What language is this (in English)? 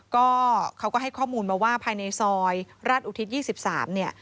Thai